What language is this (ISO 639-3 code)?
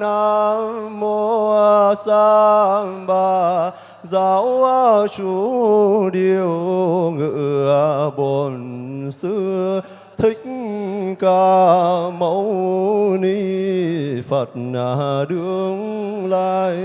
vie